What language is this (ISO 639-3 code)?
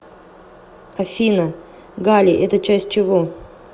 rus